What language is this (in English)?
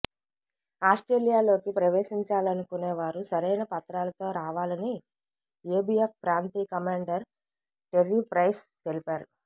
Telugu